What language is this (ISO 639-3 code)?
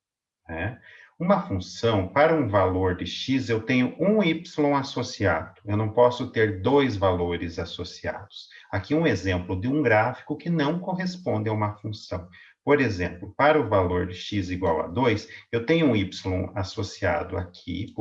por